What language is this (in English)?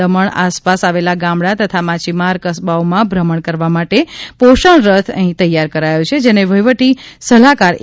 Gujarati